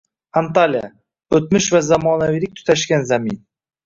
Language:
Uzbek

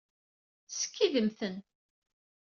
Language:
Kabyle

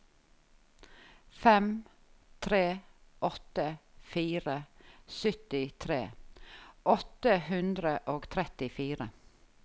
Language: Norwegian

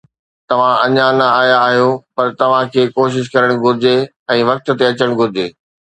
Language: Sindhi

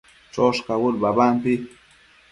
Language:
Matsés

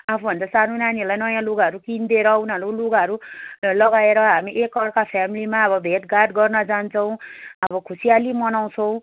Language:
Nepali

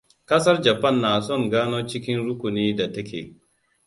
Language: Hausa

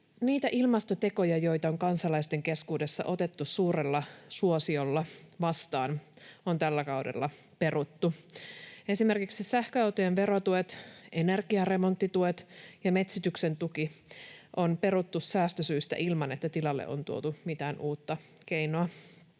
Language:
Finnish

